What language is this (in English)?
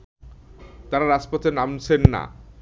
Bangla